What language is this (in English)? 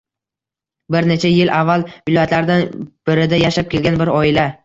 Uzbek